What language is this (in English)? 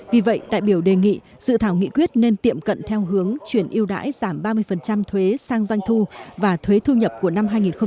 Vietnamese